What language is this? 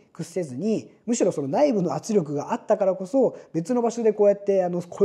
Japanese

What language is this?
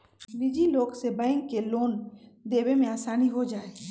Magahi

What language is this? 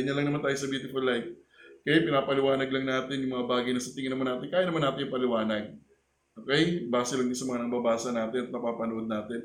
Filipino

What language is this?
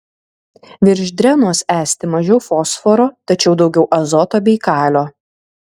Lithuanian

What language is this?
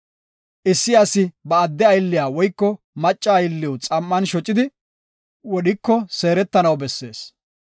Gofa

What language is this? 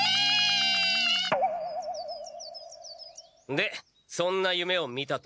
Japanese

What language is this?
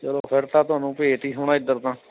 Punjabi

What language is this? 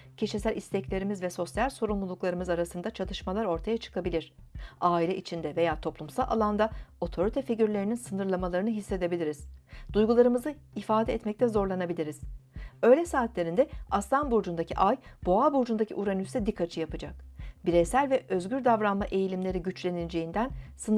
Turkish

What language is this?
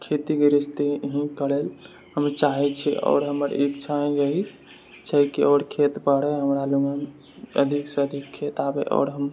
Maithili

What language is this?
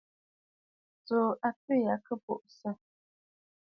Bafut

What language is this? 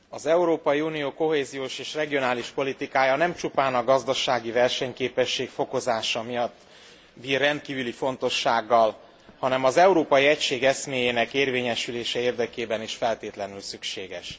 Hungarian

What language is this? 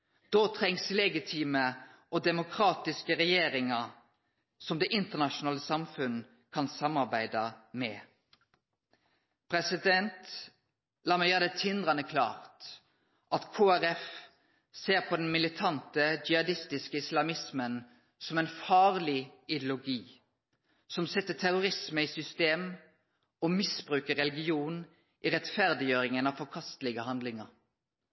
Norwegian Nynorsk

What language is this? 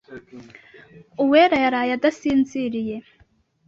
Kinyarwanda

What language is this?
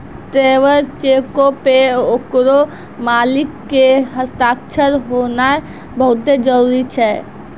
Maithili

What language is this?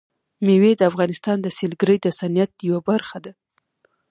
Pashto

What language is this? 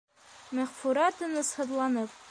Bashkir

